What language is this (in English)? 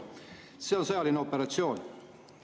Estonian